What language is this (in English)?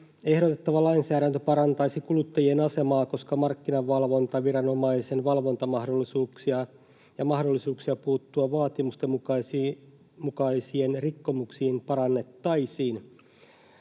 Finnish